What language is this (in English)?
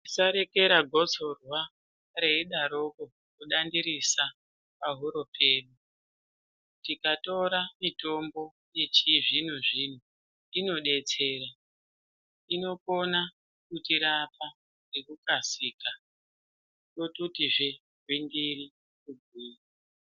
Ndau